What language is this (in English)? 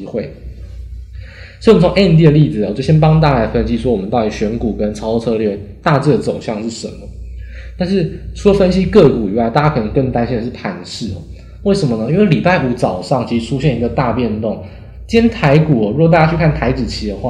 Chinese